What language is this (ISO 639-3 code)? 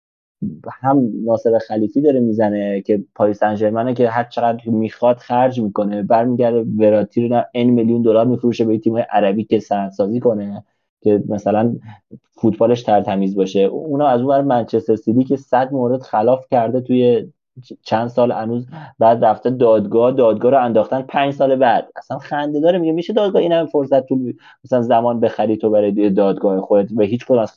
fas